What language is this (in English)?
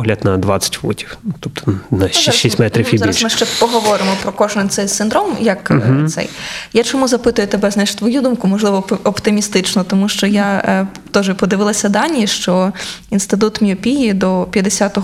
Ukrainian